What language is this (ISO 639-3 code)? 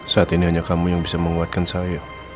ind